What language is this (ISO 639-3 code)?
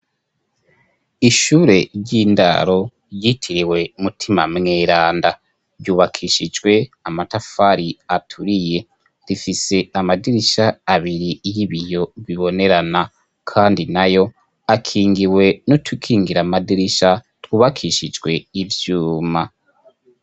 run